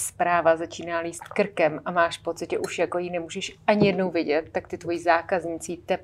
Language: Czech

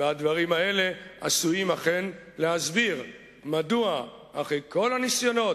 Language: Hebrew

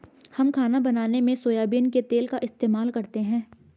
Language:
Hindi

